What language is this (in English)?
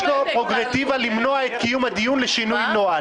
Hebrew